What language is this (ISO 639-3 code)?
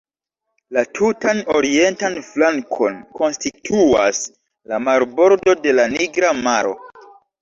epo